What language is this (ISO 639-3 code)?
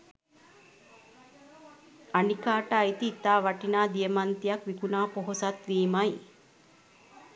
sin